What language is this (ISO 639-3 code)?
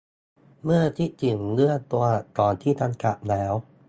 tha